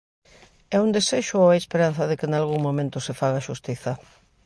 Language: Galician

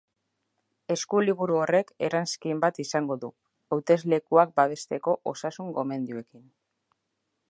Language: Basque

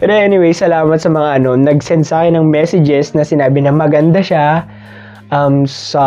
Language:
Filipino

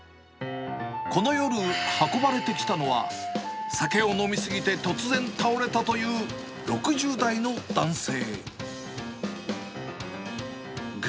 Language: Japanese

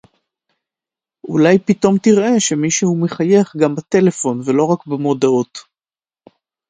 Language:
Hebrew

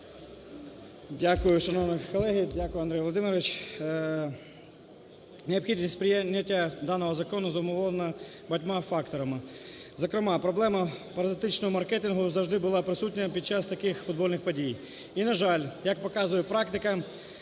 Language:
Ukrainian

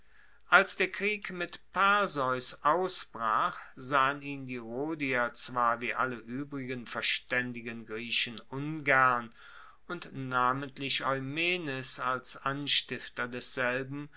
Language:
German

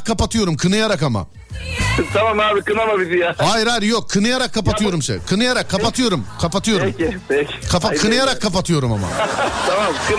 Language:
Turkish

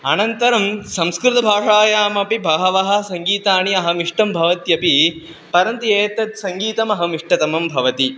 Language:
Sanskrit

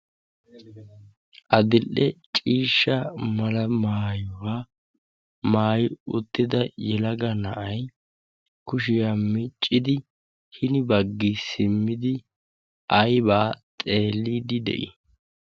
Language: Wolaytta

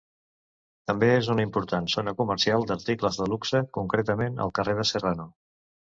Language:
Catalan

